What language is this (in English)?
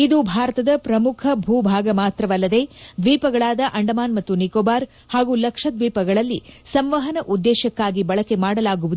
Kannada